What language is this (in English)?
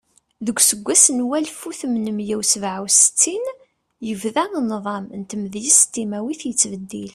Kabyle